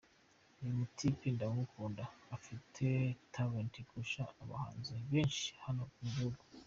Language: Kinyarwanda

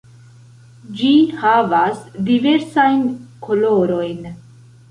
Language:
Esperanto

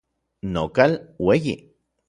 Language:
Orizaba Nahuatl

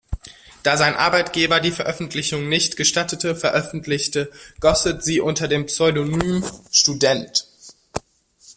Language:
German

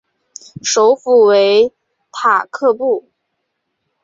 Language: Chinese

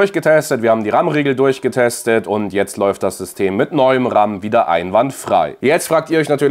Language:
German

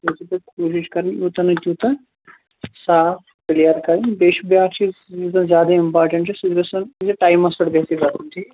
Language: Kashmiri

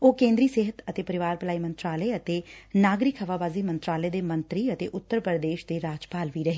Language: Punjabi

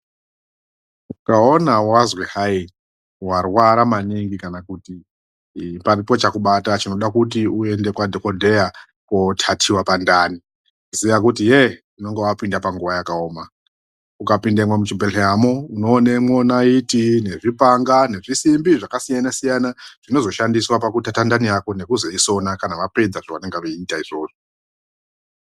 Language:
Ndau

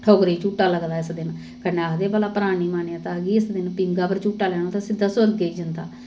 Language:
Dogri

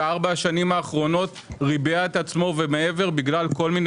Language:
Hebrew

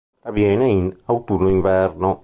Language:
Italian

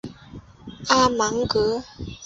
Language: Chinese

